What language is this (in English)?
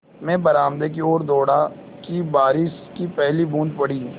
Hindi